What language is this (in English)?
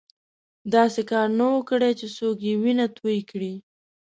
Pashto